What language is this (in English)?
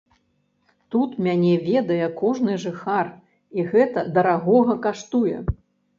Belarusian